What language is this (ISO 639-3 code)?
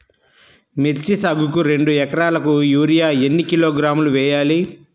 tel